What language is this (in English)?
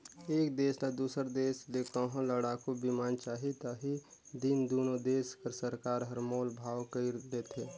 Chhattisgarhi